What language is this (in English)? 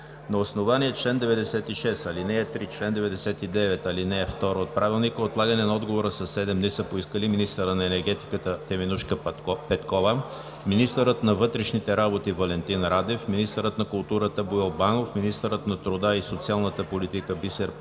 Bulgarian